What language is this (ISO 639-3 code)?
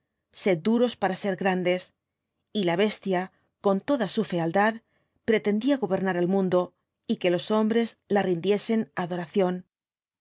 spa